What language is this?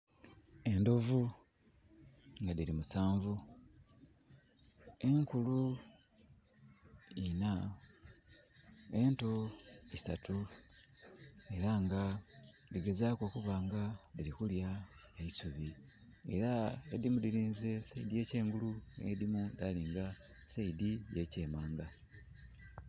Soga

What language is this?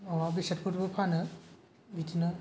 Bodo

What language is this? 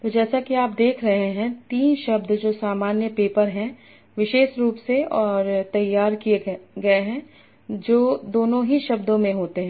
Hindi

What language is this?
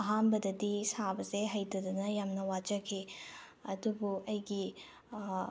Manipuri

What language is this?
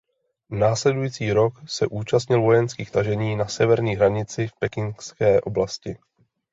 Czech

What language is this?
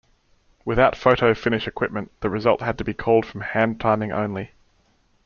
English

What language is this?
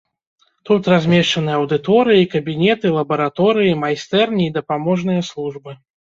Belarusian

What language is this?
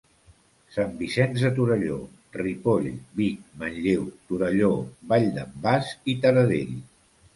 Catalan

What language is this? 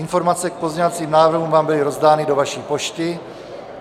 Czech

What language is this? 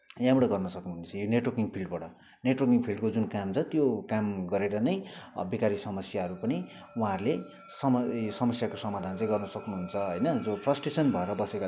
Nepali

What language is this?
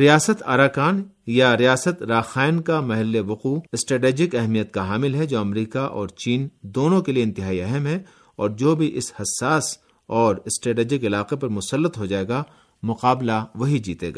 Urdu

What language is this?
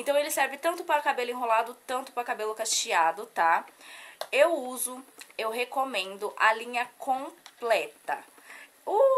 Portuguese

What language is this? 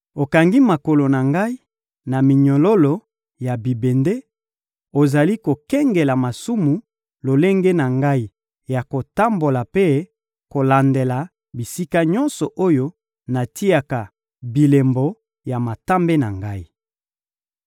Lingala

